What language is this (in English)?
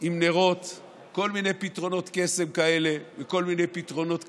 Hebrew